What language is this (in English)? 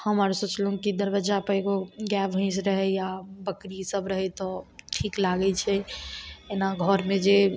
Maithili